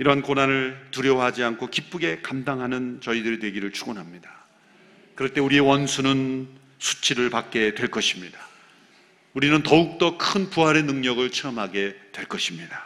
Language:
Korean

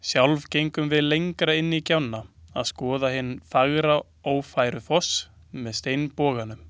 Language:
Icelandic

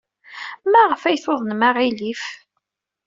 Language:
Kabyle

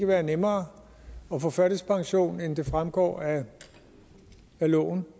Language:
Danish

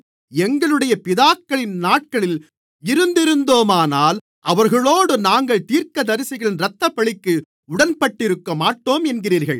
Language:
Tamil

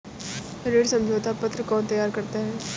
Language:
Hindi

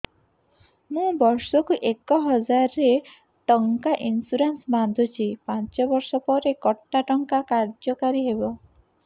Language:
Odia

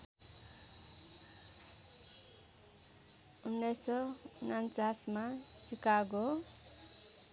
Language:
Nepali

